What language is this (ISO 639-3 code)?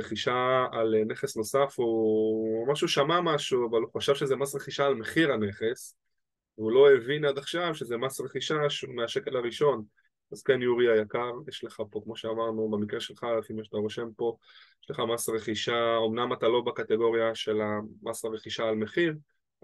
heb